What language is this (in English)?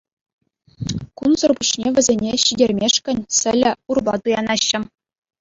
Chuvash